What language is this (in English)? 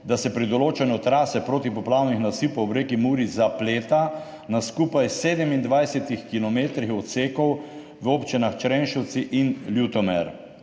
Slovenian